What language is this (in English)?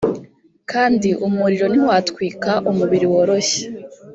Kinyarwanda